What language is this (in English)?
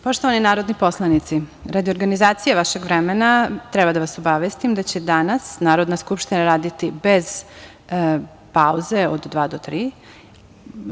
Serbian